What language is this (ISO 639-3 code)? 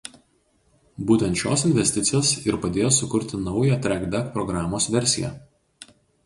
lit